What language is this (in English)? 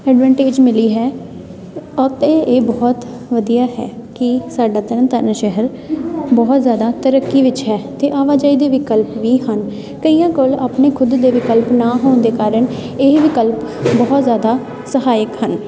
Punjabi